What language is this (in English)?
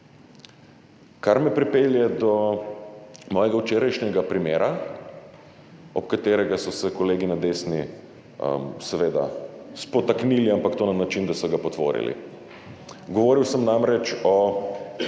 Slovenian